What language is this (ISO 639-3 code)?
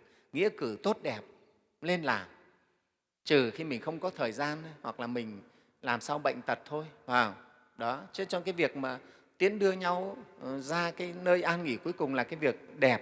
vie